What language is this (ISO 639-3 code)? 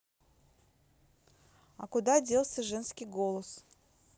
rus